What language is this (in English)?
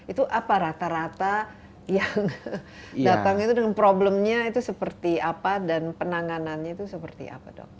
Indonesian